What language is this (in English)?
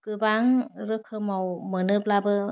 Bodo